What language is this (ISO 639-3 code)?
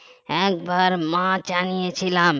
ben